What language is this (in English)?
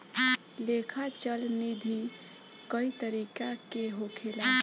Bhojpuri